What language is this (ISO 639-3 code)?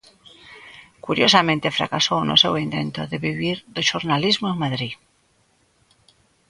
glg